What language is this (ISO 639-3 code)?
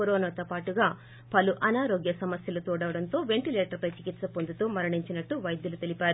tel